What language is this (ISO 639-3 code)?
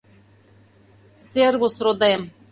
chm